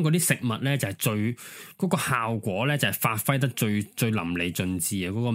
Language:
Chinese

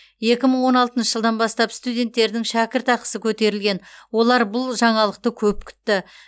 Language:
Kazakh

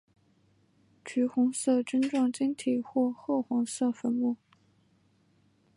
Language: Chinese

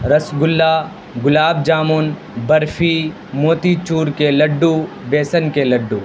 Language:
Urdu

